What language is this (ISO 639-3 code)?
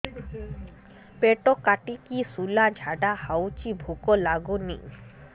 ori